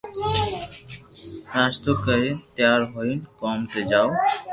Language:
Loarki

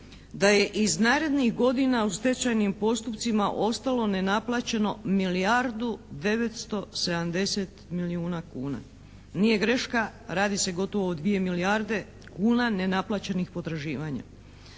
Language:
Croatian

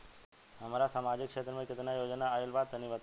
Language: Bhojpuri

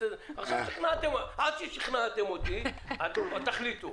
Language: Hebrew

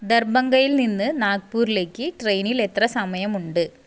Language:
Malayalam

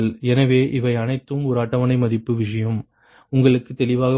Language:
Tamil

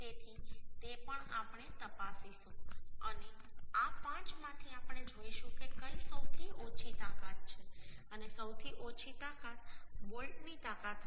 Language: Gujarati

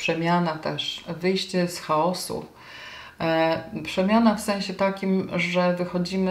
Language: Polish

